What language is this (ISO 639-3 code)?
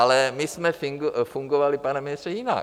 ces